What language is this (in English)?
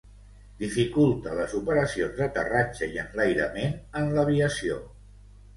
Catalan